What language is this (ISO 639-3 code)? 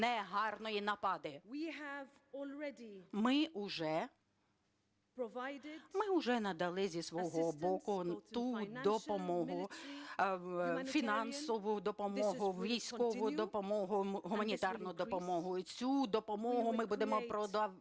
ukr